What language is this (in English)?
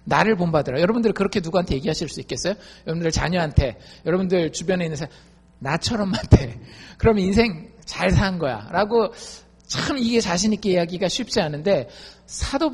Korean